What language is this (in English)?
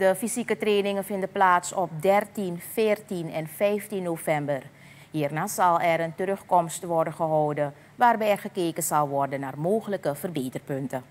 Dutch